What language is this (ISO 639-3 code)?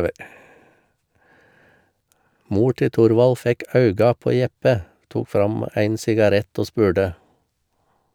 nor